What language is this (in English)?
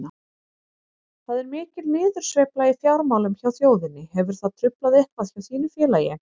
Icelandic